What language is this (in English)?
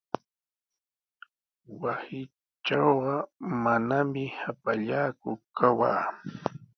Sihuas Ancash Quechua